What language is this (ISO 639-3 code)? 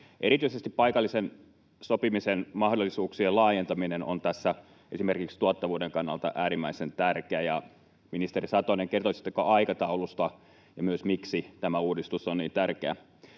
fin